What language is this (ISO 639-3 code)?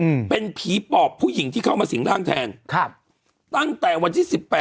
tha